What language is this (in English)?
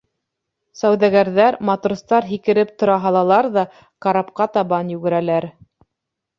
Bashkir